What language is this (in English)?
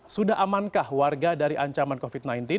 Indonesian